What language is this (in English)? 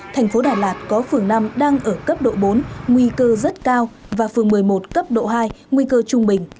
Vietnamese